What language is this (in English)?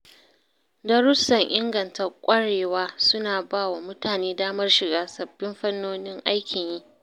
Hausa